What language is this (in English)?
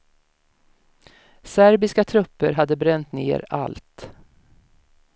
Swedish